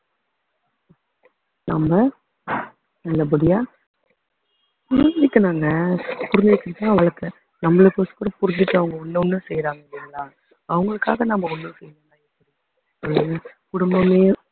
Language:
Tamil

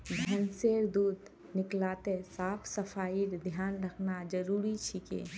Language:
Magahi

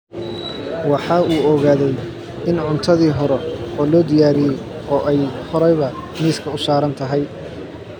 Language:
Somali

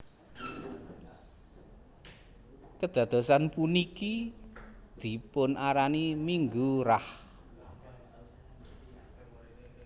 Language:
Javanese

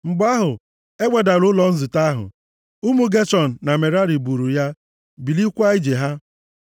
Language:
Igbo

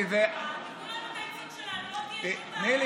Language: Hebrew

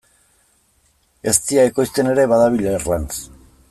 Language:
Basque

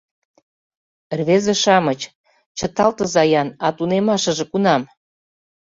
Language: Mari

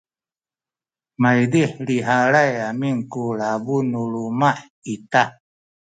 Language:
Sakizaya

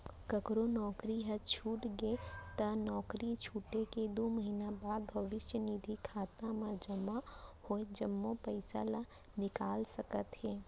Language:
Chhattisgarhi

